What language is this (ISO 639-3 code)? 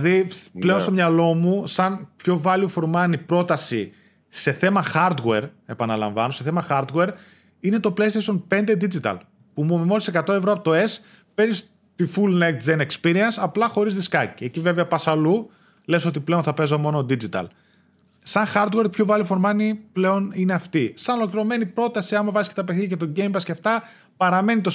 ell